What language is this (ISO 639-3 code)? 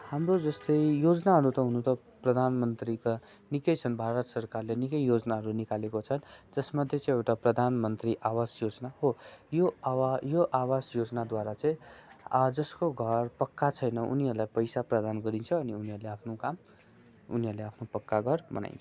nep